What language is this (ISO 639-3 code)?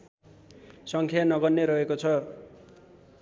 nep